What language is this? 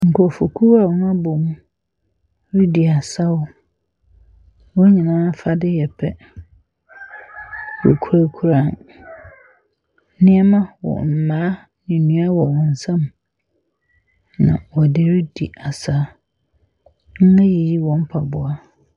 Akan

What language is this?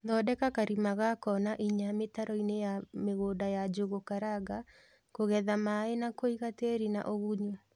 Kikuyu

